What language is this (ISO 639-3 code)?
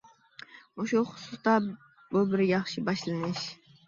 uig